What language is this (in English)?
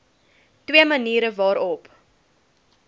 Afrikaans